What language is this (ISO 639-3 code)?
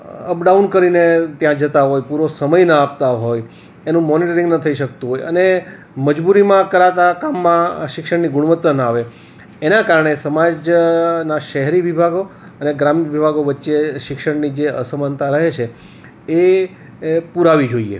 guj